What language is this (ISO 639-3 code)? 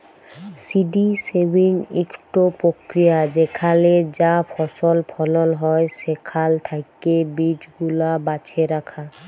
ben